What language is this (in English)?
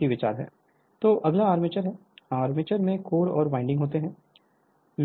Hindi